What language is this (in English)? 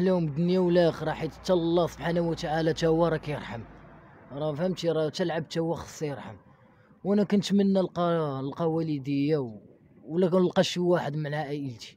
Arabic